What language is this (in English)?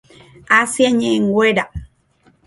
Guarani